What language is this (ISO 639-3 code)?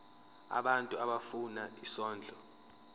zul